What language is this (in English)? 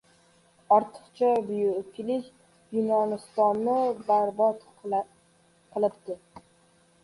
Uzbek